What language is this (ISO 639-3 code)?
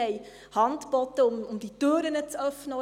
gsw